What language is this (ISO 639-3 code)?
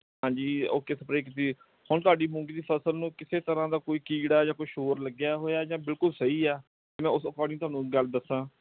pan